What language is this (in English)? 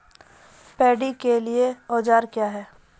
Maithili